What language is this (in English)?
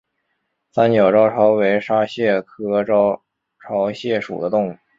Chinese